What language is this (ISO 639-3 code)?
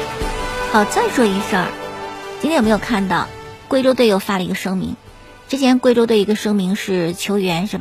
zho